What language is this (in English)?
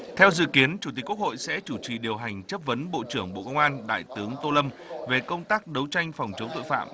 Vietnamese